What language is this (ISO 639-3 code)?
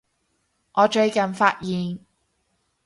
yue